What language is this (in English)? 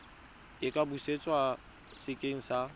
Tswana